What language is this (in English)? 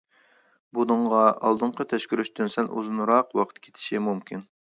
Uyghur